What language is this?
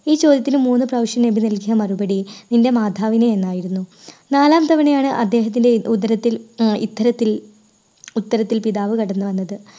Malayalam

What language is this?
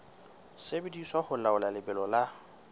Southern Sotho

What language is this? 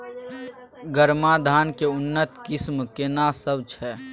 Maithili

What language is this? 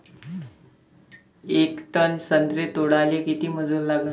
Marathi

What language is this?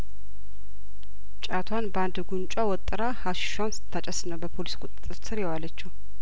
Amharic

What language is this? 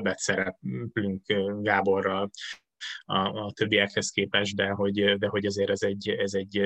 Hungarian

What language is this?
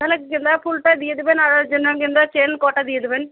Bangla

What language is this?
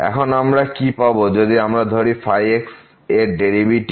Bangla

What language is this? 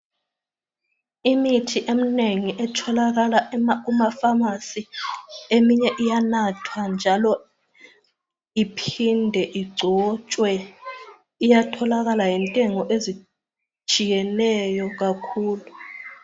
North Ndebele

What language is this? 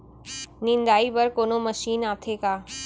Chhattisgarhi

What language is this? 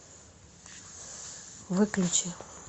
Russian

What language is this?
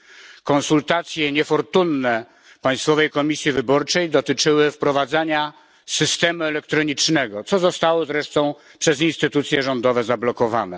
Polish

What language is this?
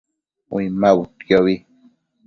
Matsés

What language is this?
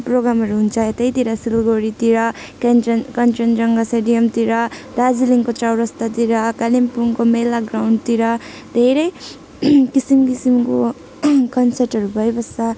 Nepali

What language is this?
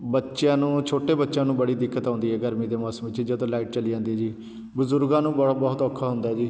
Punjabi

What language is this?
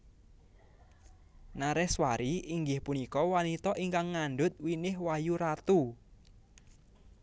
Javanese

